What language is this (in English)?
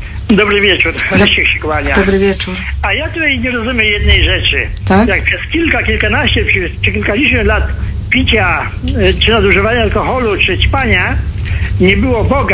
Polish